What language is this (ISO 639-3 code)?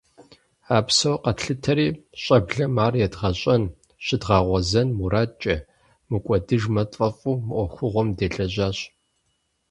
kbd